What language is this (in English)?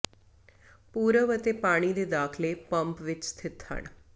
Punjabi